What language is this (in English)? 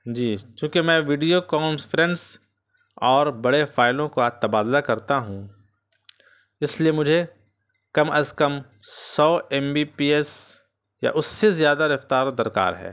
Urdu